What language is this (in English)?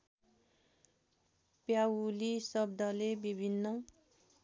Nepali